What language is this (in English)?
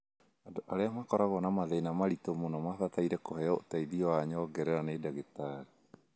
Kikuyu